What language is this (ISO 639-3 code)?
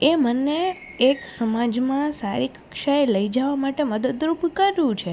guj